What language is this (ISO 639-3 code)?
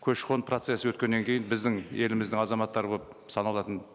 kaz